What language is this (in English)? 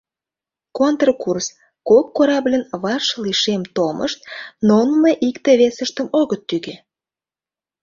Mari